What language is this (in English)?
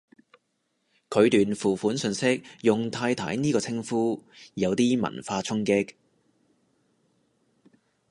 Cantonese